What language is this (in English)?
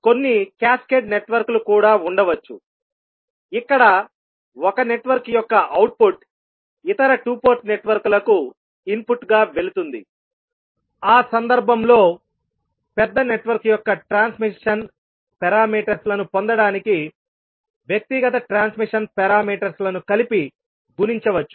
Telugu